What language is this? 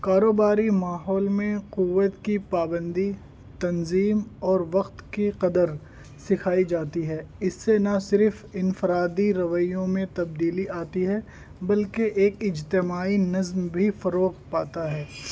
Urdu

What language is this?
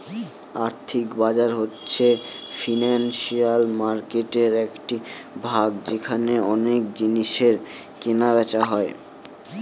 Bangla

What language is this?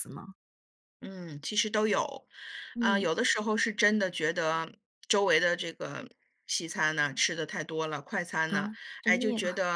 Chinese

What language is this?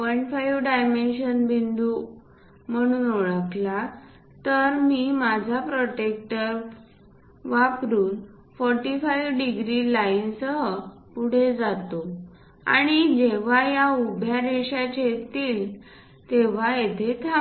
Marathi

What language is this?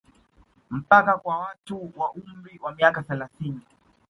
Swahili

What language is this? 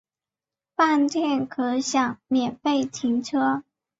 Chinese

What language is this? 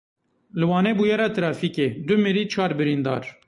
Kurdish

